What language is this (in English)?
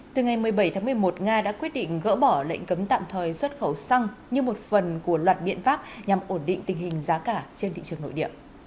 Vietnamese